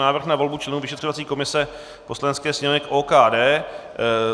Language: Czech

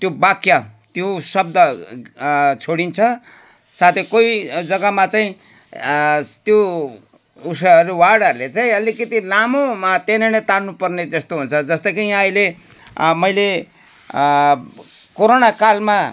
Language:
Nepali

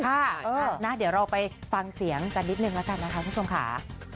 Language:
Thai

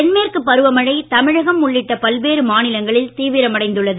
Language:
Tamil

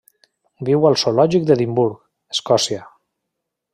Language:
Catalan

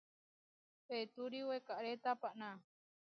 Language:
Huarijio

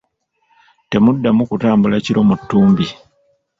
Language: Ganda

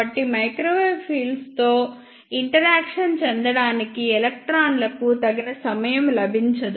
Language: Telugu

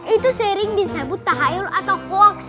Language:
Indonesian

